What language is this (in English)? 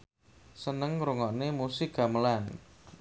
Javanese